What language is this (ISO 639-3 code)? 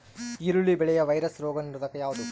kan